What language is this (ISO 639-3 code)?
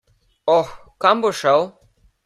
slv